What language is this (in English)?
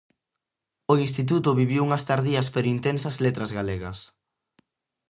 Galician